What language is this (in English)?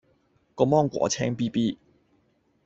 Cantonese